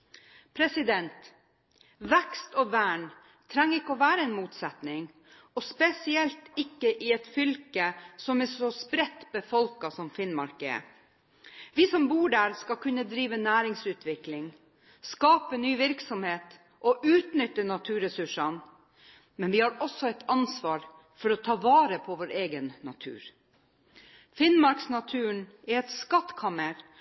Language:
Norwegian Bokmål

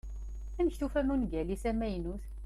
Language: Kabyle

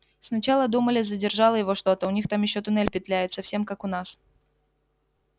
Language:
Russian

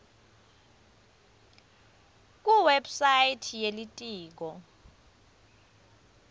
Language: Swati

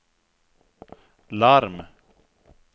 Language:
Swedish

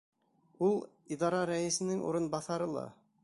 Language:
Bashkir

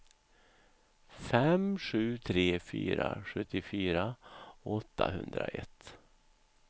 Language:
Swedish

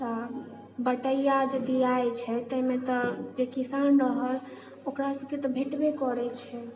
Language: Maithili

